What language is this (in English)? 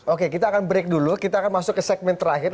Indonesian